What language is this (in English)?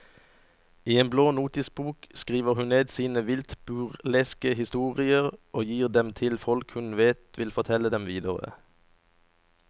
Norwegian